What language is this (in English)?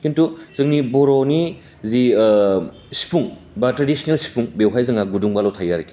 Bodo